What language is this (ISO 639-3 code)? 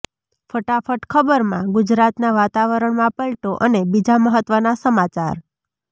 guj